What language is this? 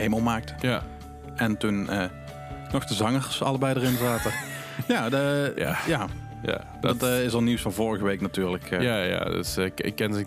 Dutch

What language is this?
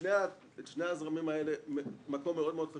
Hebrew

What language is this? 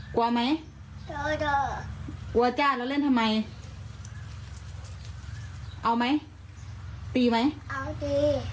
Thai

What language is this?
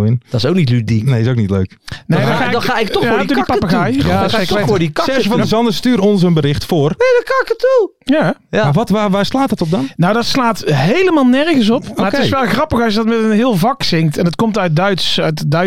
Dutch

